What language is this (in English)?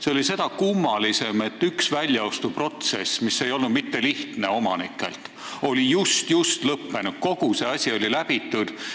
Estonian